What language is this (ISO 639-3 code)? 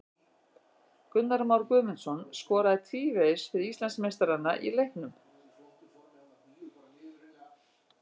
isl